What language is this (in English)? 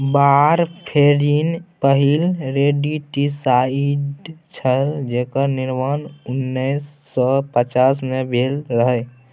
Maithili